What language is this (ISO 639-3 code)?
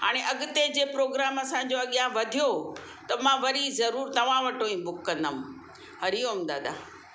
snd